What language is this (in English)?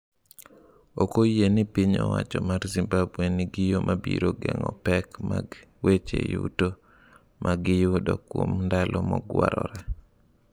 Luo (Kenya and Tanzania)